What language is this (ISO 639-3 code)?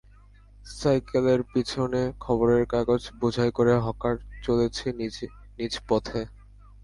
ben